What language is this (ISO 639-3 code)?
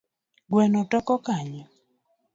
luo